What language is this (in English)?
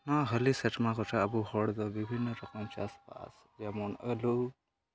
Santali